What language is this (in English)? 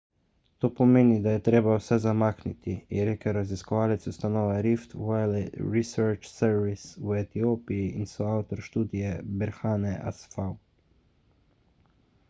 Slovenian